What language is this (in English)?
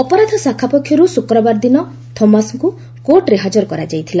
Odia